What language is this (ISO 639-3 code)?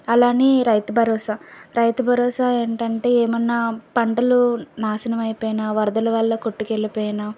tel